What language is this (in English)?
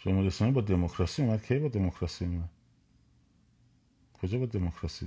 Persian